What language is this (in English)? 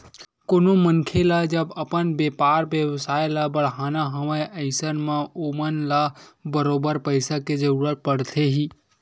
Chhattisgarhi